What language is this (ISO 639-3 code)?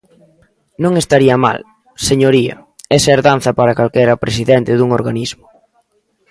glg